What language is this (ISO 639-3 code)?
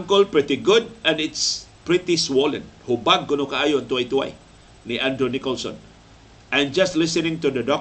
fil